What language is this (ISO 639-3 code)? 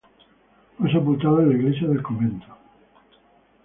spa